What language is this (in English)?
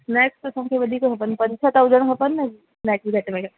Sindhi